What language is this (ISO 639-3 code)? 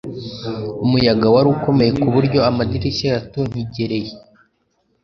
kin